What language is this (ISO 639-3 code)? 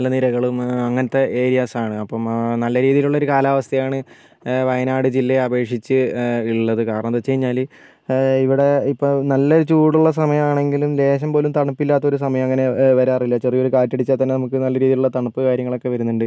mal